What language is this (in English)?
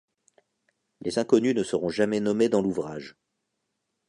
French